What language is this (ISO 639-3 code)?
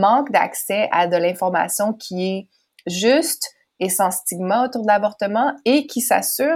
fra